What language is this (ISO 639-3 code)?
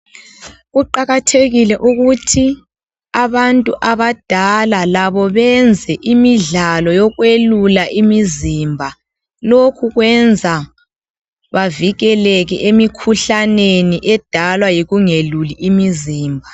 nde